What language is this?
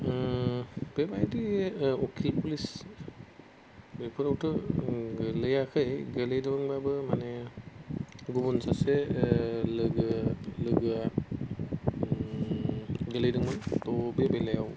Bodo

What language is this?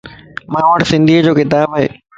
Lasi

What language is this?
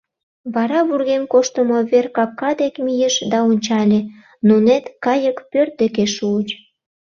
Mari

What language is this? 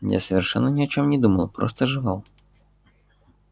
Russian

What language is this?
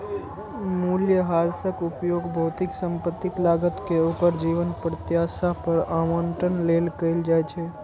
Maithili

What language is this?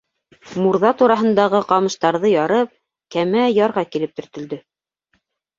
Bashkir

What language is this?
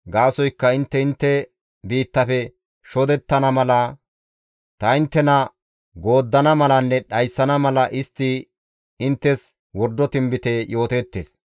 Gamo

